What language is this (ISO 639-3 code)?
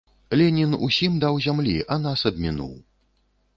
bel